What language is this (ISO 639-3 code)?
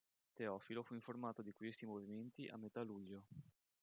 ita